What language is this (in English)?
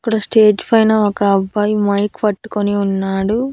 Telugu